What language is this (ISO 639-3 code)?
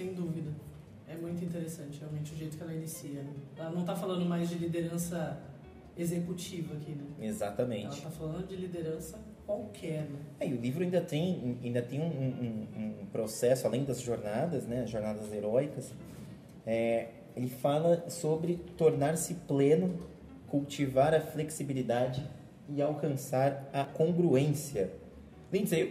por